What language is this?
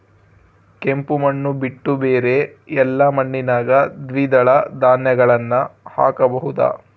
Kannada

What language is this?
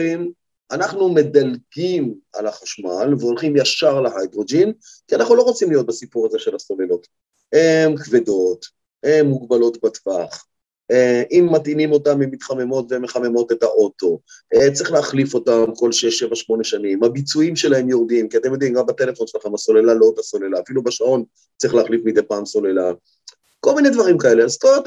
Hebrew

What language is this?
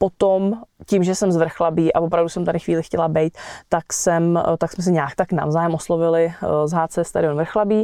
Czech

